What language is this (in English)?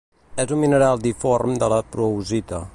Catalan